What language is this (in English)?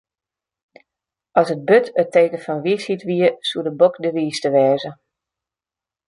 Western Frisian